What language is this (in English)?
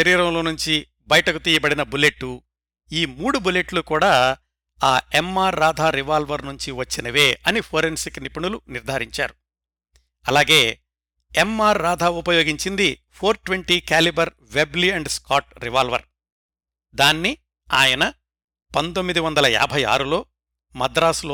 Telugu